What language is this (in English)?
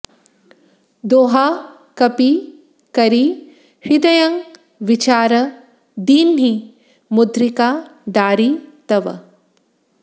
Sanskrit